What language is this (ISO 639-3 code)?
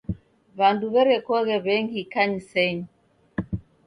dav